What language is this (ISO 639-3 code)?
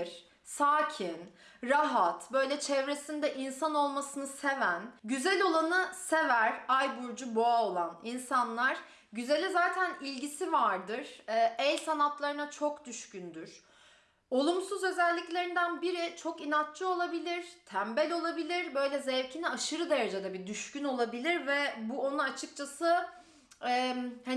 tur